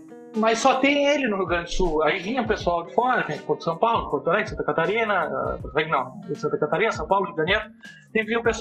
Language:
Portuguese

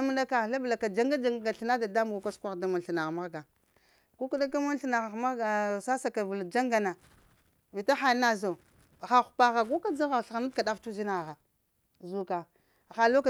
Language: Lamang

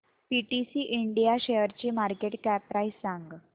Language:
Marathi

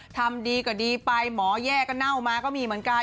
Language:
Thai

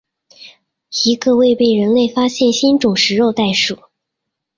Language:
Chinese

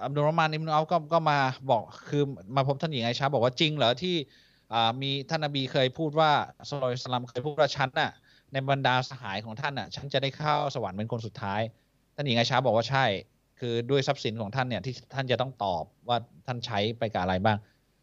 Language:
Thai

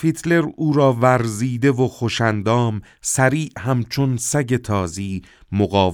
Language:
Persian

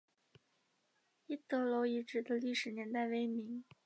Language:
Chinese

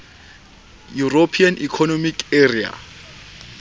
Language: Southern Sotho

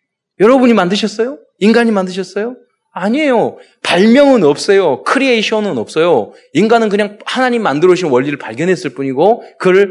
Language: Korean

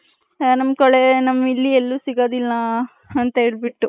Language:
Kannada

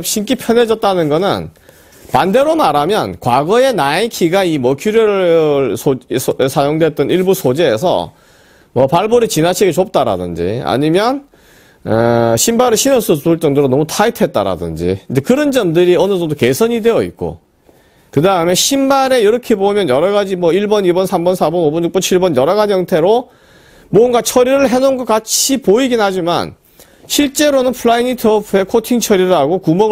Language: Korean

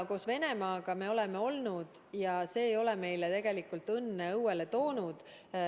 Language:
Estonian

